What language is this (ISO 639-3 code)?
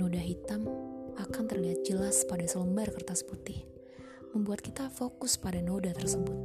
ind